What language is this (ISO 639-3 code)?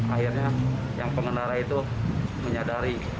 ind